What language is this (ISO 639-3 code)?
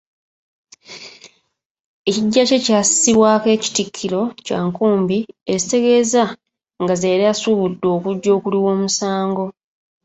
lug